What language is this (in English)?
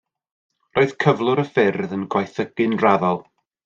Welsh